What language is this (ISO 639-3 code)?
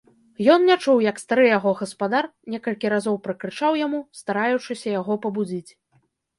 bel